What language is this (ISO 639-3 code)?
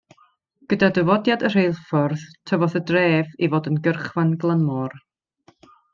cym